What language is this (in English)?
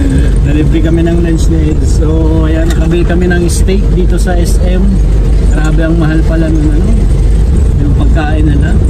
Filipino